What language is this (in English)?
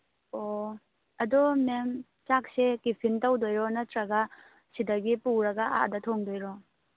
Manipuri